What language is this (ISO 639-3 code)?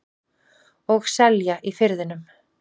isl